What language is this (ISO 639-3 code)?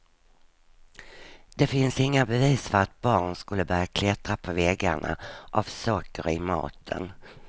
swe